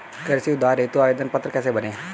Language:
Hindi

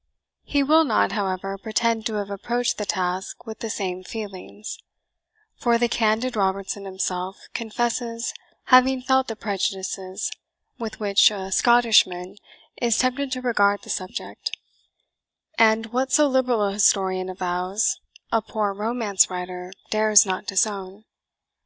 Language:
English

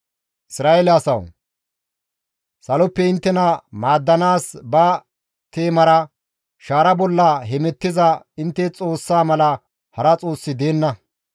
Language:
Gamo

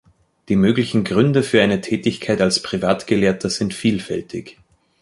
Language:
German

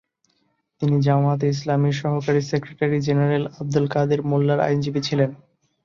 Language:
Bangla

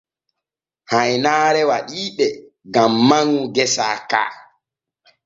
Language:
Borgu Fulfulde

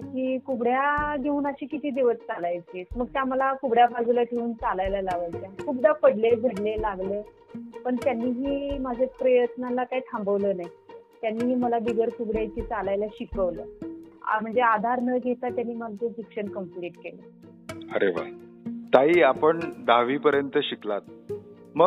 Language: Marathi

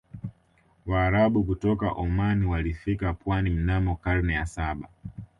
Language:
Swahili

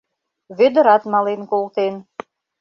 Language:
Mari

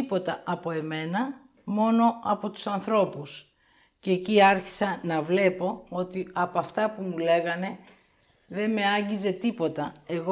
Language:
Greek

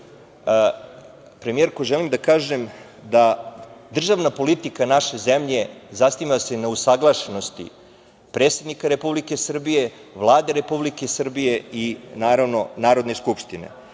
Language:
Serbian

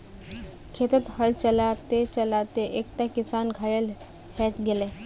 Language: Magahi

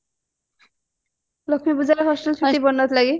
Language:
Odia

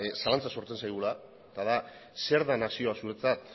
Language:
Basque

